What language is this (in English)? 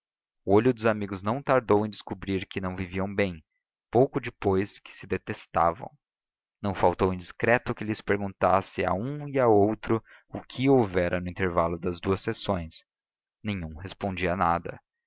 Portuguese